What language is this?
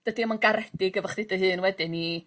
Welsh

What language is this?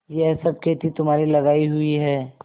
Hindi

